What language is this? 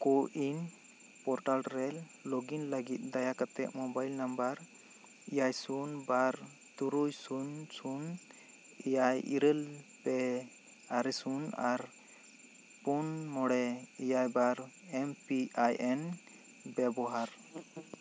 Santali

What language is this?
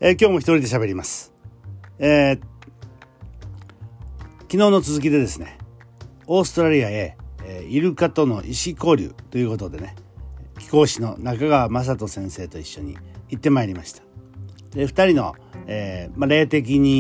Japanese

